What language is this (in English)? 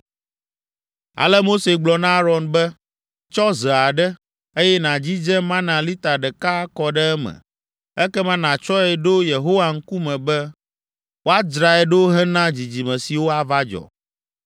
Ewe